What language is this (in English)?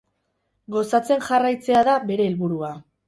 Basque